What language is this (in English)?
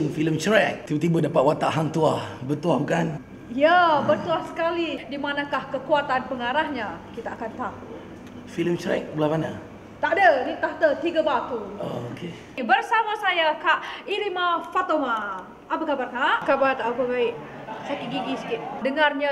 Malay